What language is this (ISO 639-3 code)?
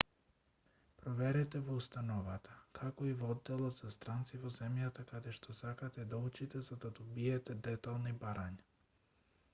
mkd